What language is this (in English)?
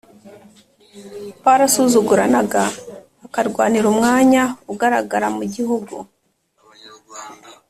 Kinyarwanda